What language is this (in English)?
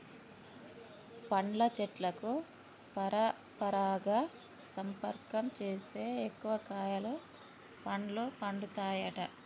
Telugu